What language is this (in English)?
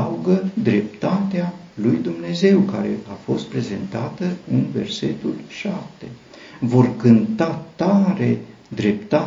Romanian